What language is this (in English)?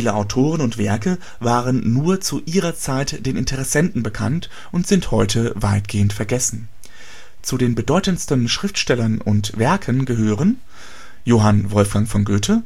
German